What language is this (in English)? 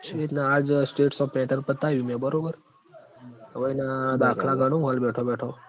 Gujarati